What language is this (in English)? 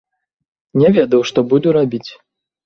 Belarusian